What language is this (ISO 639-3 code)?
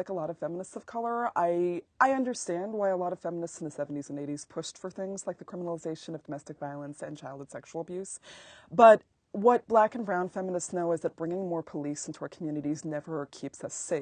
eng